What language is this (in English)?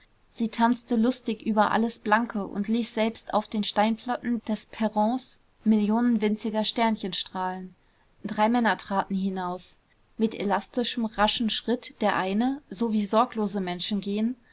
German